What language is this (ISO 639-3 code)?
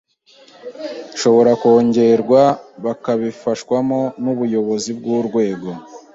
kin